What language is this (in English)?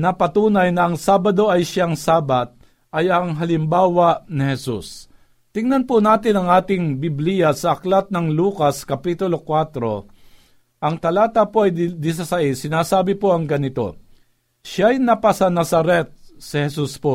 Filipino